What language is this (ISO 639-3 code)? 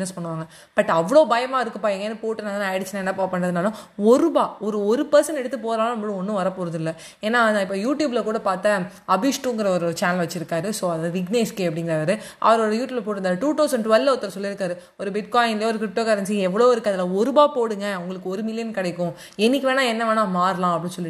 tam